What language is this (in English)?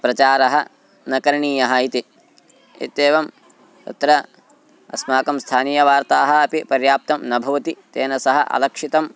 Sanskrit